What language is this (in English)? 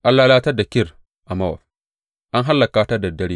Hausa